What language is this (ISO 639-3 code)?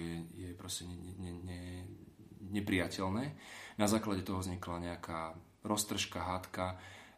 slk